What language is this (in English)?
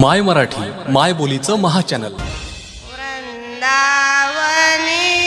Marathi